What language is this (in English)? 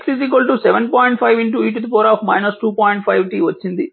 Telugu